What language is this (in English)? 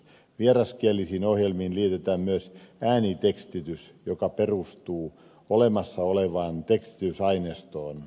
Finnish